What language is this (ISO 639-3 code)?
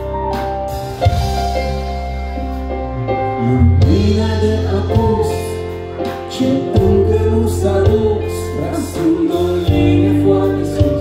ron